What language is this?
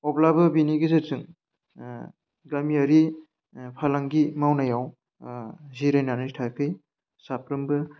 Bodo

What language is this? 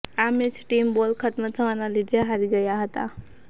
Gujarati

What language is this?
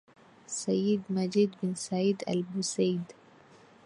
Swahili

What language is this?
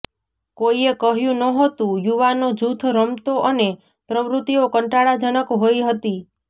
Gujarati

